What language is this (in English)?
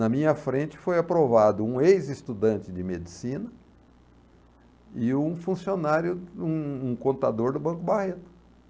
Portuguese